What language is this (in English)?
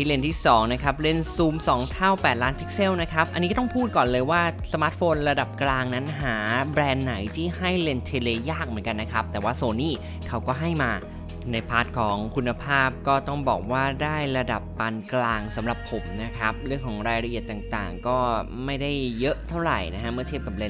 Thai